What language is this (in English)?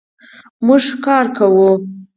Pashto